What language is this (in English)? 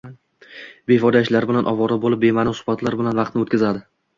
Uzbek